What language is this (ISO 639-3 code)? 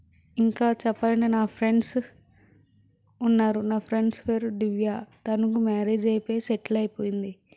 tel